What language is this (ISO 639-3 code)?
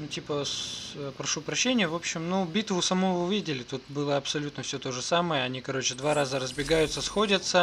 rus